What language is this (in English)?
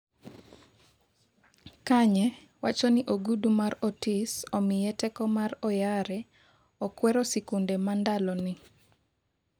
Luo (Kenya and Tanzania)